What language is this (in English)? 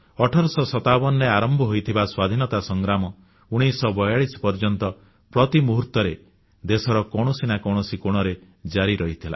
Odia